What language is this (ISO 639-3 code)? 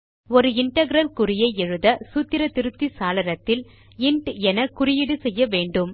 tam